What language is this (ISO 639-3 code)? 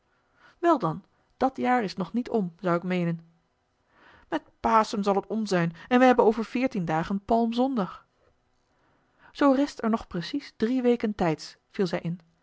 nld